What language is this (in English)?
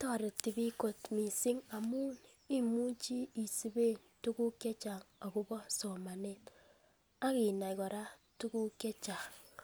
Kalenjin